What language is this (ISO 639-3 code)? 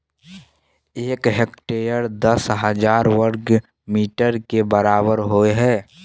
mai